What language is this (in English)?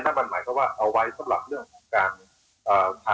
Thai